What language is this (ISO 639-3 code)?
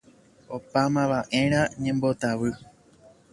grn